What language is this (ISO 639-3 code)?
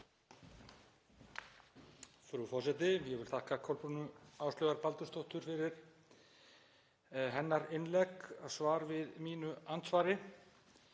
isl